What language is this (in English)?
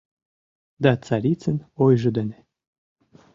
Mari